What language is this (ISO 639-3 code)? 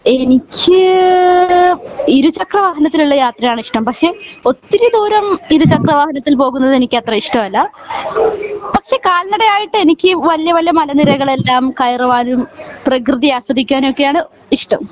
mal